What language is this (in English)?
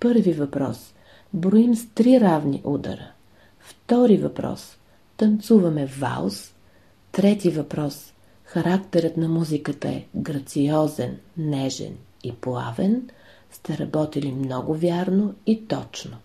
Bulgarian